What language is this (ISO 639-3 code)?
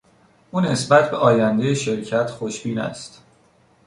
fas